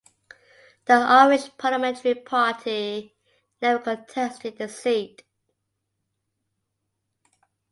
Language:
English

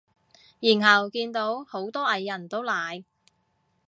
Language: Cantonese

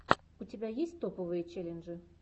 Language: Russian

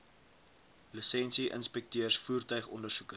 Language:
Afrikaans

